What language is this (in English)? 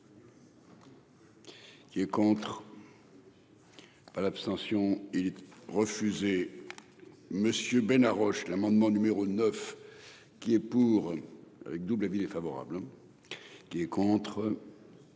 French